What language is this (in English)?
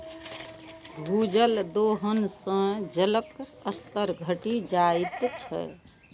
Maithili